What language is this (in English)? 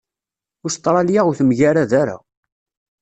Kabyle